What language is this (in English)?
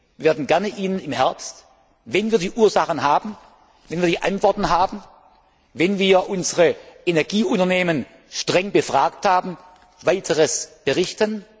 German